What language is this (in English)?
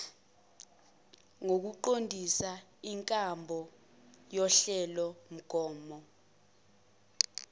Zulu